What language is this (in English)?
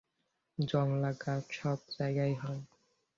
Bangla